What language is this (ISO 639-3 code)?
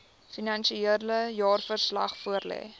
afr